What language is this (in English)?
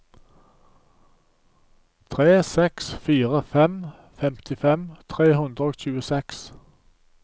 Norwegian